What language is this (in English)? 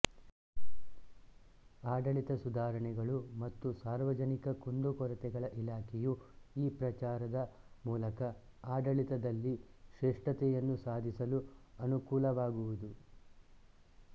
Kannada